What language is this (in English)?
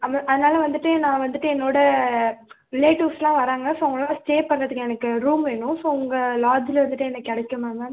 Tamil